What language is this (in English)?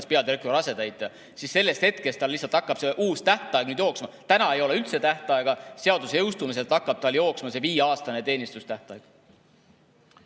Estonian